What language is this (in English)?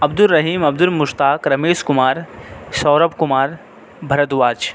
Urdu